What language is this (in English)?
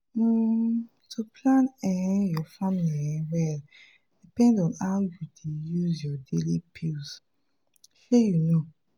Nigerian Pidgin